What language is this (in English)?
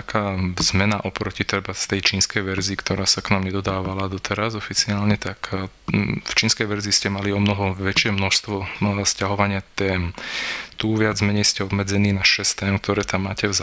Slovak